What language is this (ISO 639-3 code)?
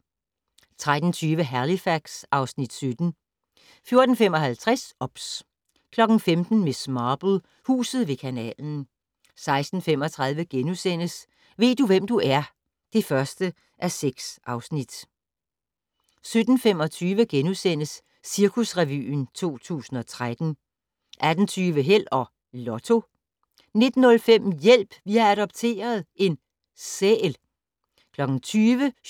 dan